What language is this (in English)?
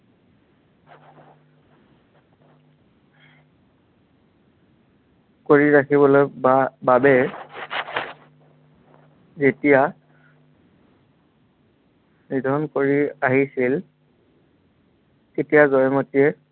Assamese